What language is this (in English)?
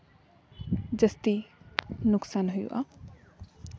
Santali